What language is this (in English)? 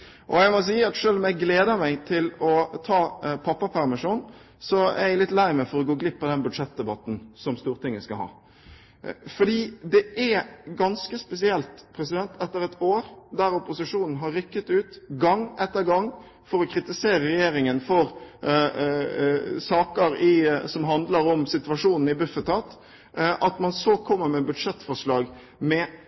Norwegian Bokmål